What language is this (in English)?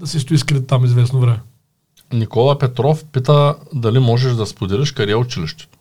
Bulgarian